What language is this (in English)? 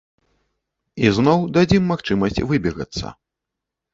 Belarusian